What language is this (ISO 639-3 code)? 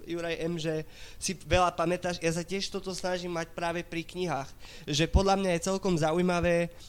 slk